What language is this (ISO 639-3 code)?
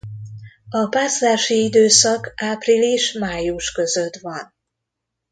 hun